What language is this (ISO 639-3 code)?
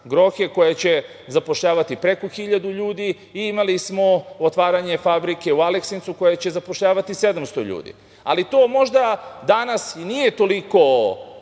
srp